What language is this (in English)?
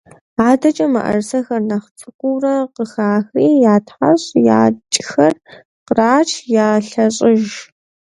Kabardian